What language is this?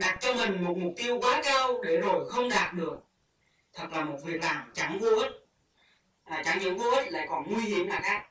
Vietnamese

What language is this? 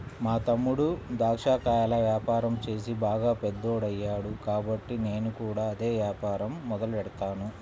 Telugu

